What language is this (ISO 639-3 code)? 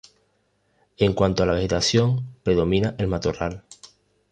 spa